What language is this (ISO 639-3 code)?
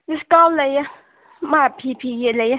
mni